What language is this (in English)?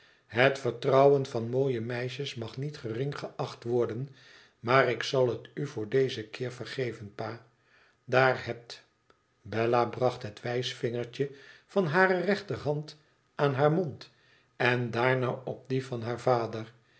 Dutch